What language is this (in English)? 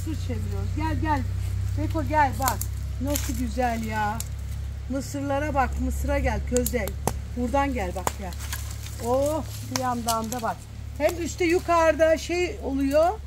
Turkish